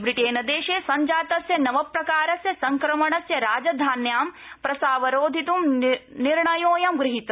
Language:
Sanskrit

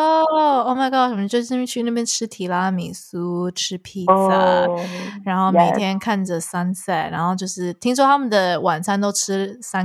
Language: Chinese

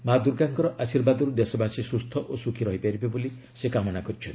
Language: Odia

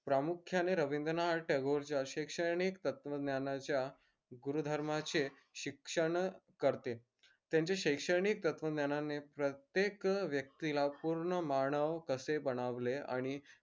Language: Marathi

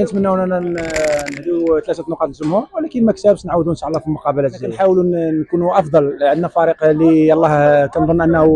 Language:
Arabic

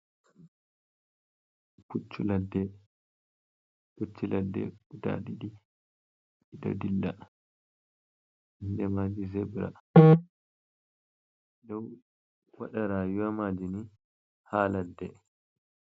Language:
Fula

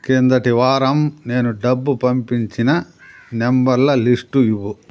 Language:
Telugu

